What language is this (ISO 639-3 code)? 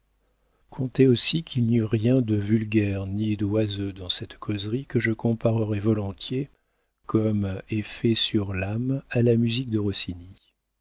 fra